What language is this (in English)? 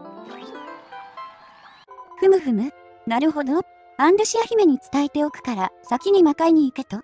Japanese